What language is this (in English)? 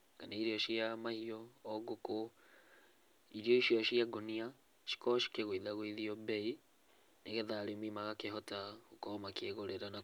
Kikuyu